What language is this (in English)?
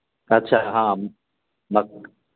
Maithili